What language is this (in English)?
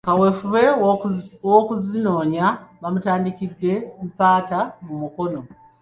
Ganda